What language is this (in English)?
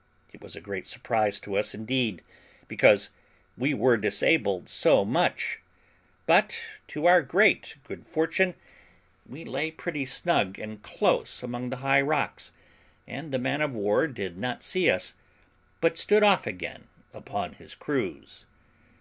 English